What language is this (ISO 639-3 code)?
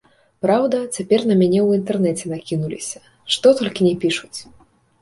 bel